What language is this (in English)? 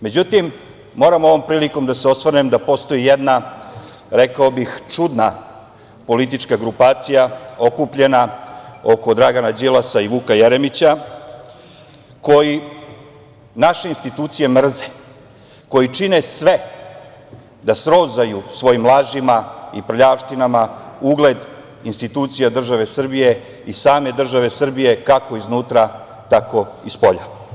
Serbian